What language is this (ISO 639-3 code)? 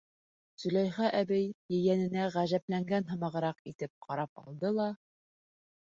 bak